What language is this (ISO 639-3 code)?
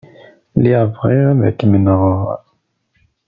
kab